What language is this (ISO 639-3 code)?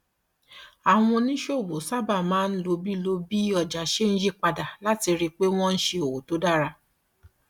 yor